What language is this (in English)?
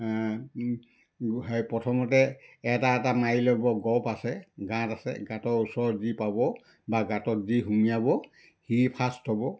Assamese